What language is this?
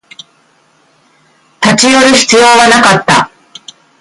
Japanese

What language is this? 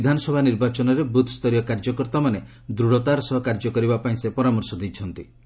Odia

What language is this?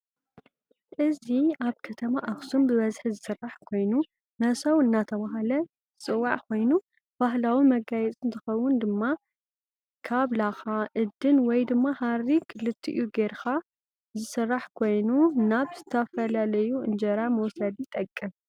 Tigrinya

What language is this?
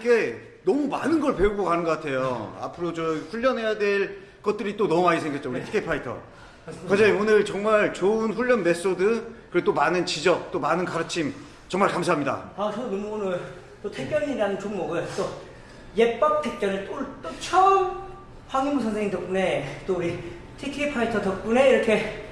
Korean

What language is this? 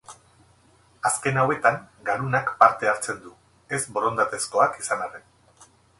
Basque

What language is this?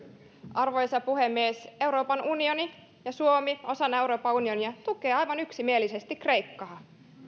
Finnish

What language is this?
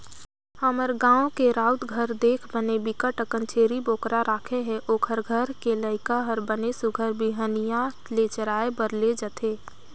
Chhattisgarhi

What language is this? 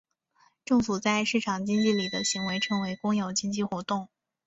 Chinese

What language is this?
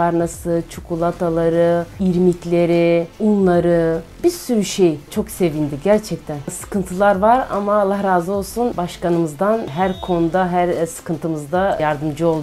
Turkish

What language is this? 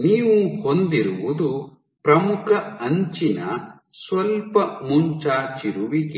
Kannada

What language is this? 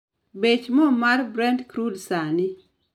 Luo (Kenya and Tanzania)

